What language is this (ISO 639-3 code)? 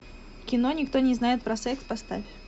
rus